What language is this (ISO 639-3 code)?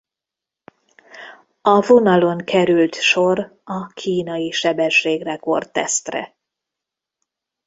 hun